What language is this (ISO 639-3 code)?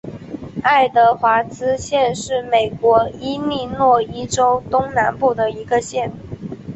zho